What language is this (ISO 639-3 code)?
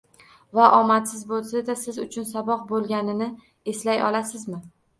uzb